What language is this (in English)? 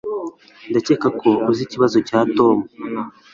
Kinyarwanda